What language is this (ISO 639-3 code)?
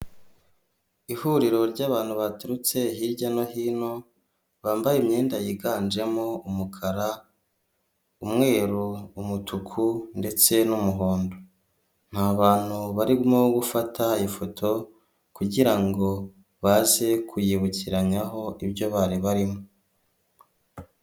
kin